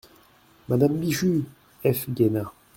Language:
French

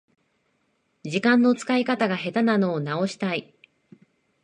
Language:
Japanese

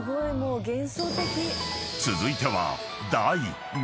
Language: Japanese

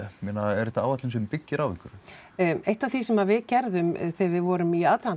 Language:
Icelandic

